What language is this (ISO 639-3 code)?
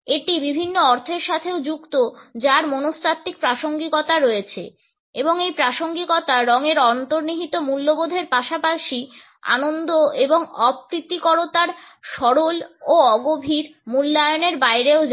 ben